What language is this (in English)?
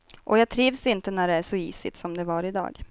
Swedish